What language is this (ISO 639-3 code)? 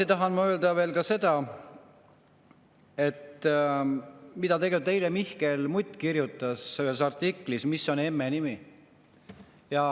est